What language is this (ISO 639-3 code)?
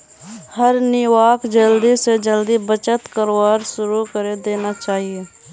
mag